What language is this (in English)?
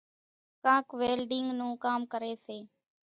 Kachi Koli